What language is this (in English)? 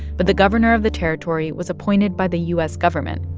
English